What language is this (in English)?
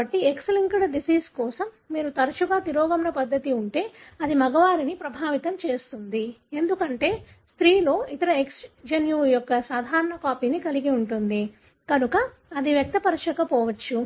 Telugu